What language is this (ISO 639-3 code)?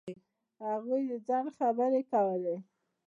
pus